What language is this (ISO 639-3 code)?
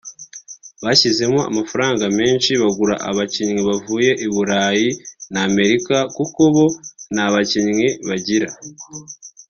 kin